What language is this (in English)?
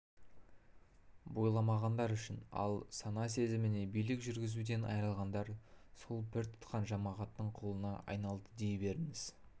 Kazakh